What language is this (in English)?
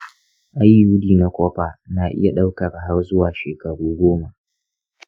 Hausa